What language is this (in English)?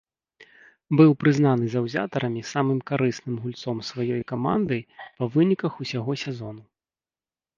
Belarusian